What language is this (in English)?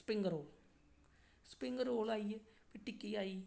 Dogri